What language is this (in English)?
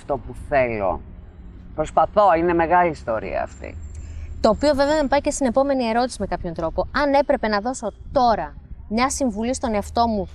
Greek